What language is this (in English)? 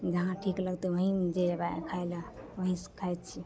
Maithili